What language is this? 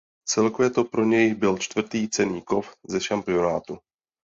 Czech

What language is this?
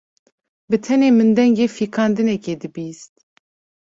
Kurdish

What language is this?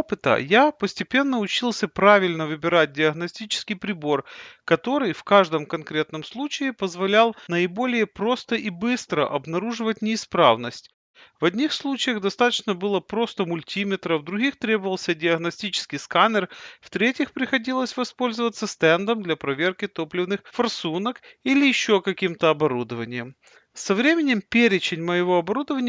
Russian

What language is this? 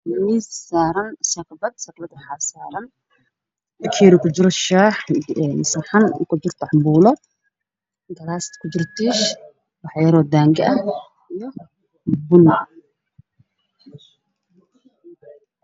Somali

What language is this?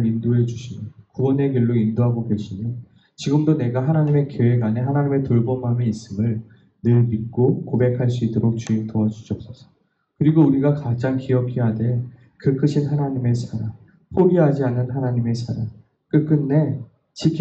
Korean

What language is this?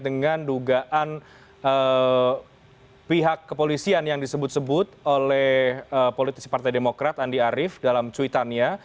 Indonesian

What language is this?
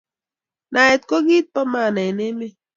Kalenjin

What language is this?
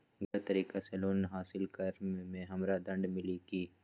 Magahi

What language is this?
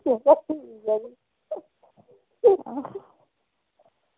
Dogri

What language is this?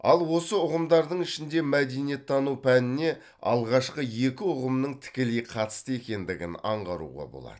Kazakh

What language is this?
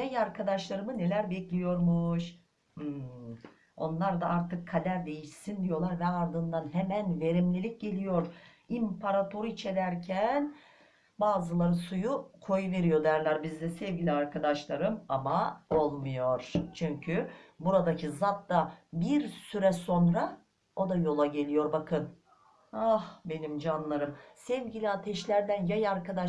Turkish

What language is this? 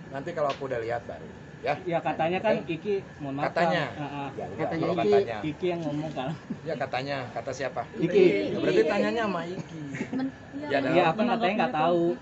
Indonesian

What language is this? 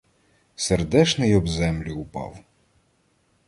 Ukrainian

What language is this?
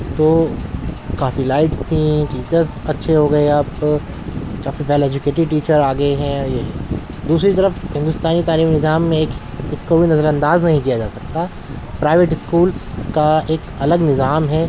Urdu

